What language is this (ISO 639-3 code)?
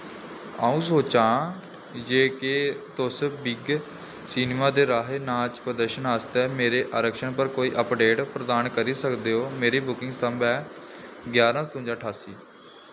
doi